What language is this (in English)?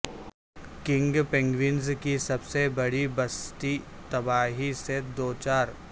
Urdu